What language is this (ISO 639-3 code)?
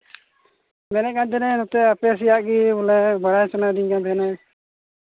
sat